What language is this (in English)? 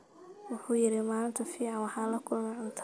Somali